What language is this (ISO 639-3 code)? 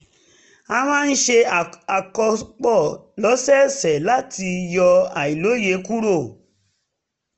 yor